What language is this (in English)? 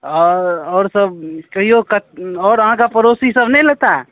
Maithili